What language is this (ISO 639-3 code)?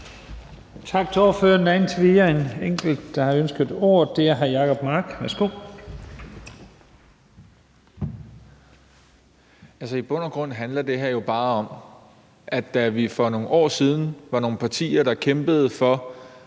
dan